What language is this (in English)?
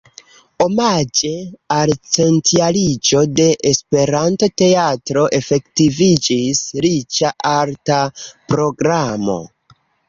Esperanto